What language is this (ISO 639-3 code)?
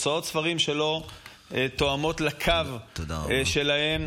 heb